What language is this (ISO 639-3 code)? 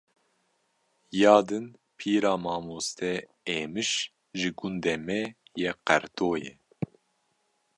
kur